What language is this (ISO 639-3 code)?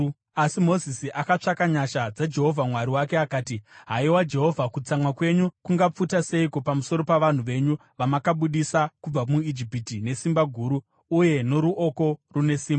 sna